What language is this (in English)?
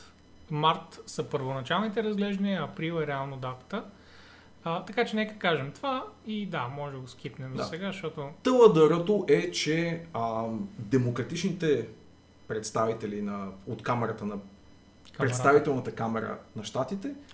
Bulgarian